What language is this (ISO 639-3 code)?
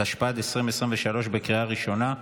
heb